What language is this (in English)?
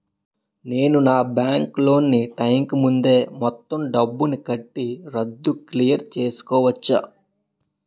Telugu